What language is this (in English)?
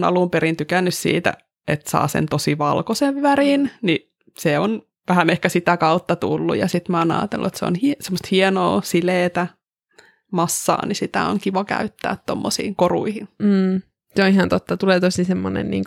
Finnish